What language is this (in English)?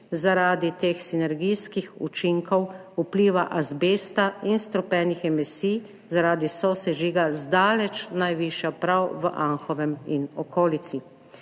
Slovenian